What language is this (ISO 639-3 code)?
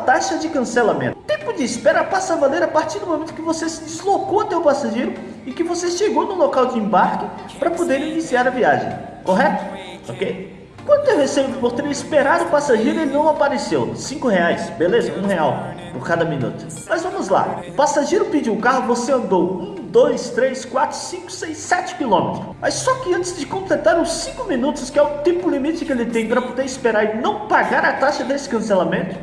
por